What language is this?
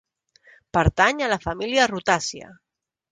Catalan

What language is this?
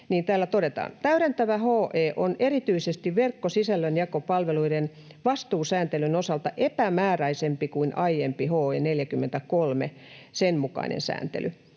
Finnish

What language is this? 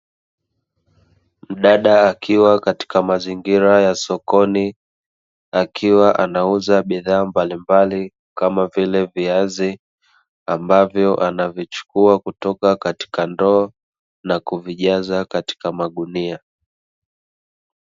Swahili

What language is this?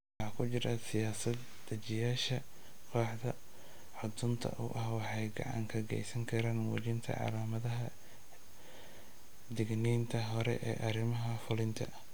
Somali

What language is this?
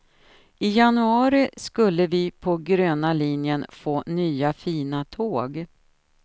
Swedish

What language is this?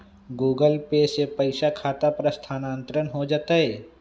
Magahi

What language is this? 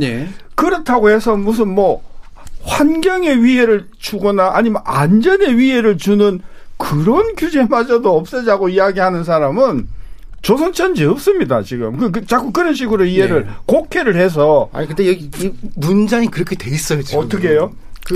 Korean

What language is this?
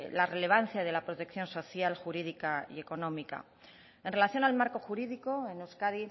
Spanish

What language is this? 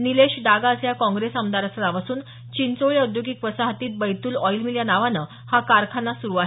Marathi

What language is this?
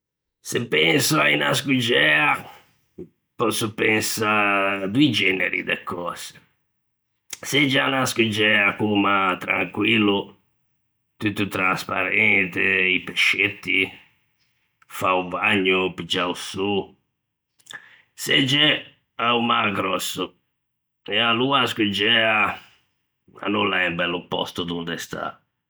Ligurian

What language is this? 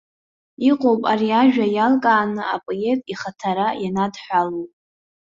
Abkhazian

